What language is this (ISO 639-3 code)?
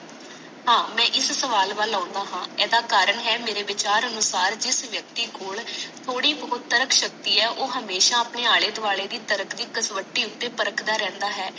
pan